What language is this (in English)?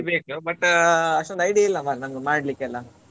Kannada